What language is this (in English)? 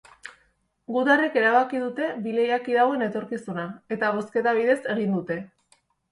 Basque